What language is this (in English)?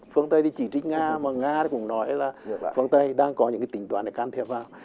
Vietnamese